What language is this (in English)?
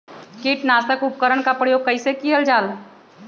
Magahi